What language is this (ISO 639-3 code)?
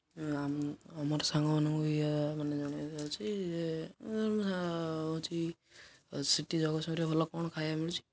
ori